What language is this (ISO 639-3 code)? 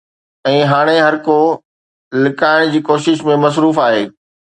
snd